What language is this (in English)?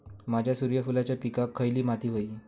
Marathi